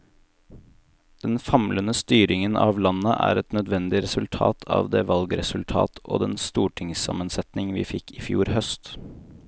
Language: Norwegian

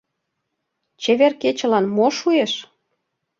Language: Mari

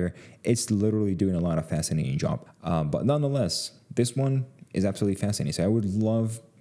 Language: English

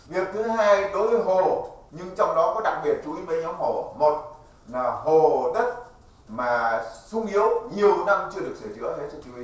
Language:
Vietnamese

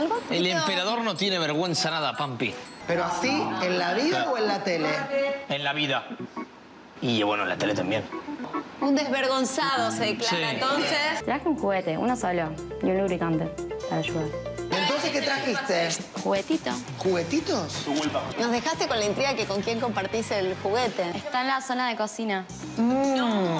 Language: Spanish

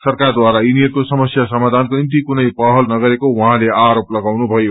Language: Nepali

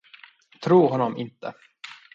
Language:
Swedish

